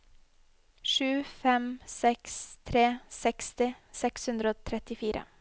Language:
Norwegian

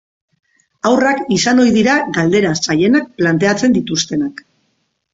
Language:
Basque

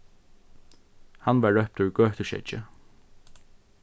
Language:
Faroese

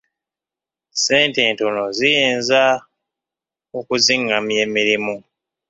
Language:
Ganda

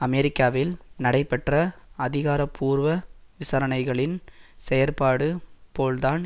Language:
Tamil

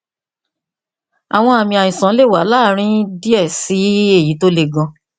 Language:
Yoruba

